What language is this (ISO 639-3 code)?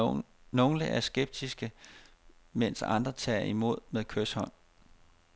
dan